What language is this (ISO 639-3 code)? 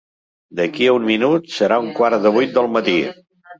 cat